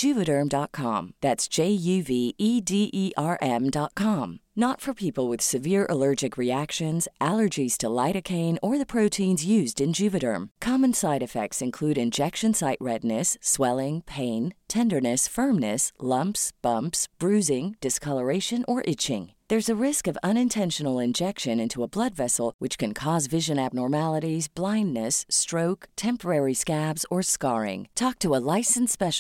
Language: Filipino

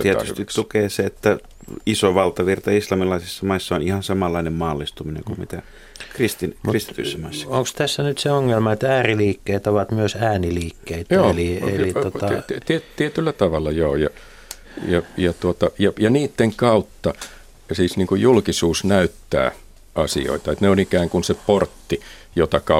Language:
Finnish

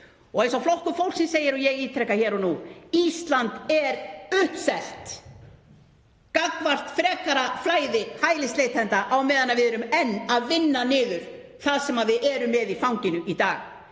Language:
Icelandic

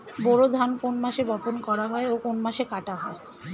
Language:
Bangla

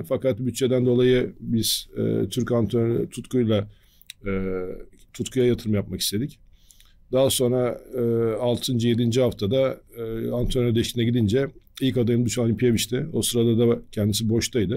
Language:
Turkish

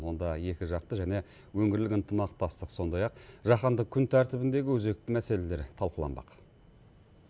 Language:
Kazakh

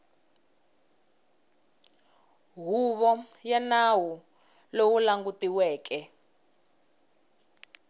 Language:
Tsonga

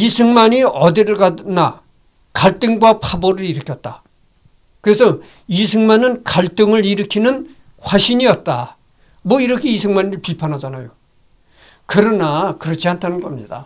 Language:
Korean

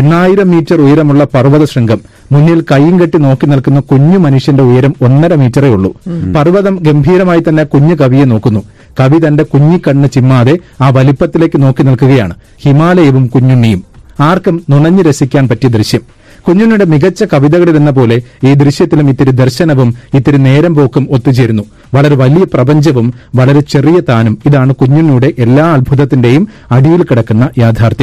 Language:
Malayalam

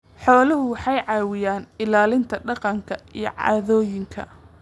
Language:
Somali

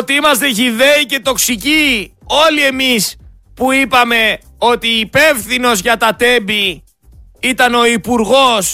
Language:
Greek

